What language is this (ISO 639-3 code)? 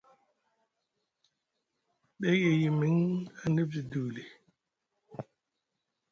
mug